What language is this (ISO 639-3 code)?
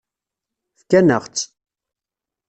kab